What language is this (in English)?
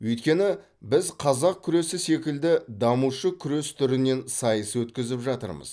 Kazakh